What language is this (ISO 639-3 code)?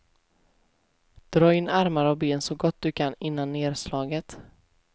swe